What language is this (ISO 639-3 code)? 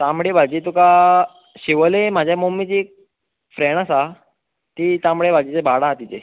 kok